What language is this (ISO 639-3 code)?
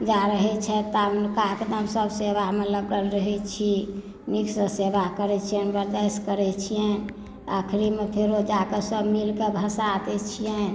mai